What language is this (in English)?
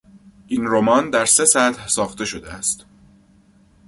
Persian